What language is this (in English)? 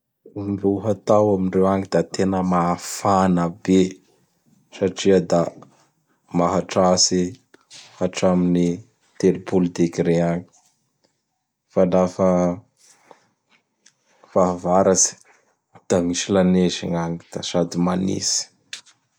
Bara Malagasy